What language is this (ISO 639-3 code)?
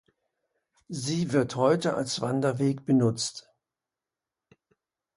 deu